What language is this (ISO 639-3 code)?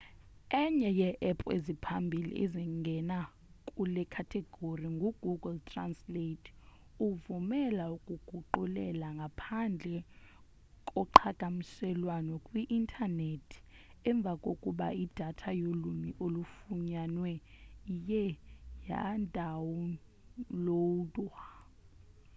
xho